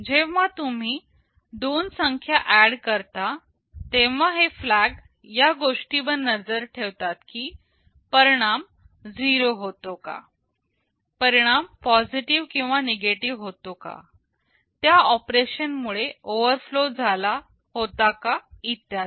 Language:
Marathi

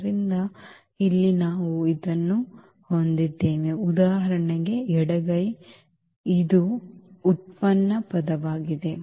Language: Kannada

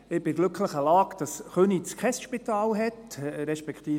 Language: Swiss German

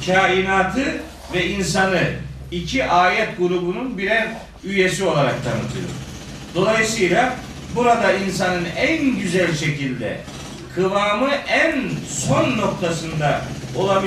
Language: Turkish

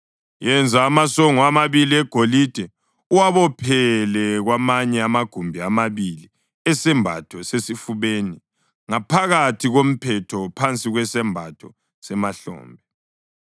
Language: North Ndebele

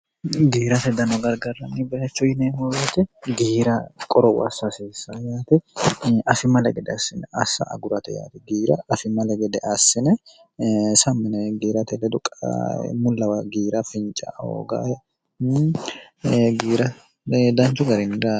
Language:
Sidamo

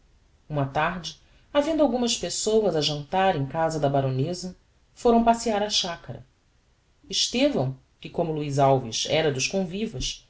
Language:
Portuguese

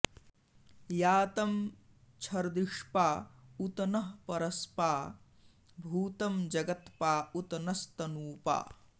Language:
Sanskrit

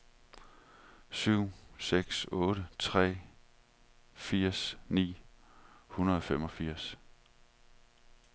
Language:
Danish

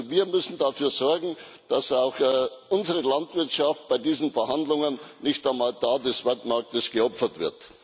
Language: German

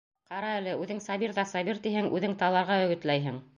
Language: Bashkir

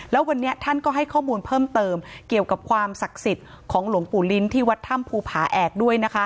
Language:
Thai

